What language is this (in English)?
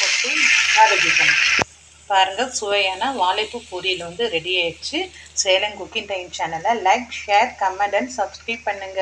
Arabic